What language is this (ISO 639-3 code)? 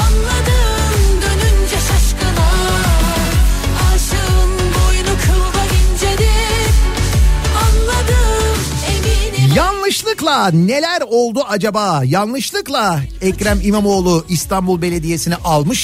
tur